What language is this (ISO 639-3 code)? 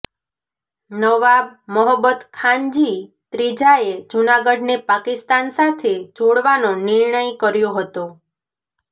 guj